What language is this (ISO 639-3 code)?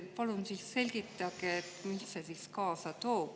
est